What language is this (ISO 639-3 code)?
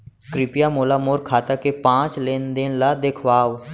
hne